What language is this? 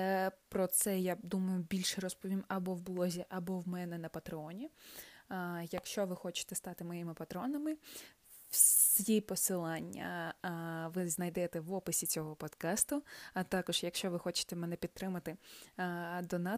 Ukrainian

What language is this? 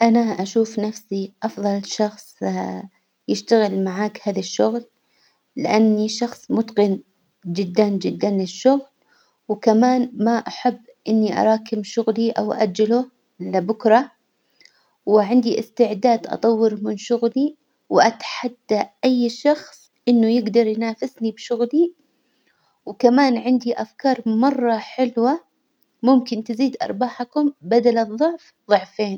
Hijazi Arabic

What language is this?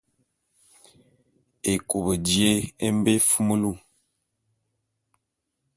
Bulu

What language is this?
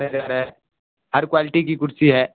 Urdu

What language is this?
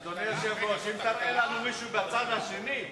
Hebrew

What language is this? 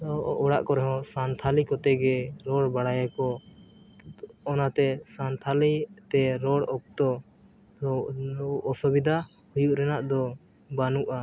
Santali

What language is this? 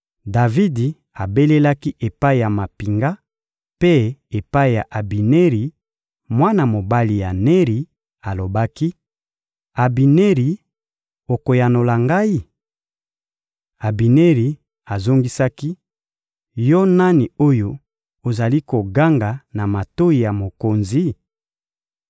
Lingala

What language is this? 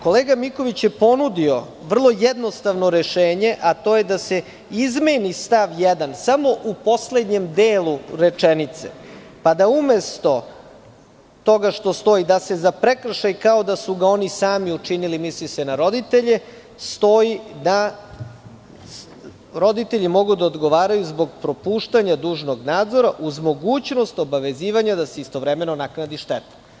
Serbian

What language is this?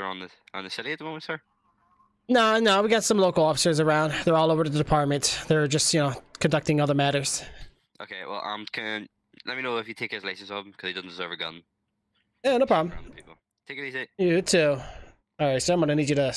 English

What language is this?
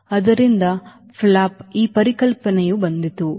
Kannada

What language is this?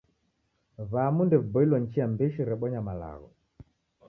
Taita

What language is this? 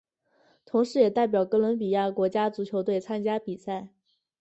Chinese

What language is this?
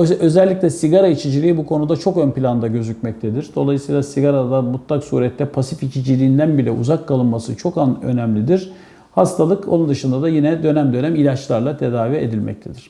Turkish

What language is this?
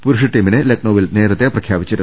Malayalam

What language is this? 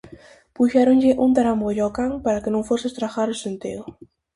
Galician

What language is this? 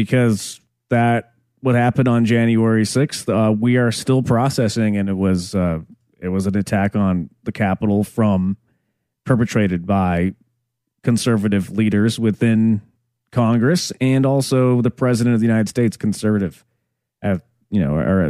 English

